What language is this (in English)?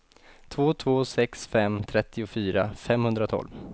Swedish